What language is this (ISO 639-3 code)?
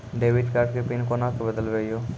mai